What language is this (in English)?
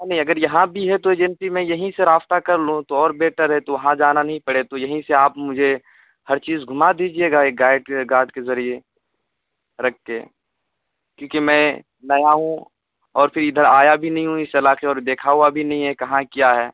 Urdu